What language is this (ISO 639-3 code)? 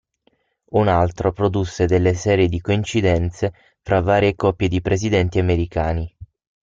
ita